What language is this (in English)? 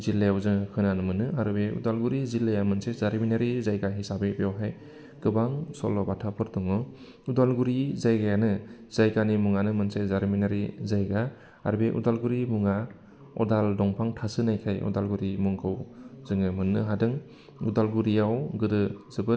Bodo